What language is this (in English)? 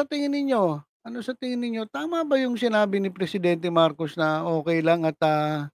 Filipino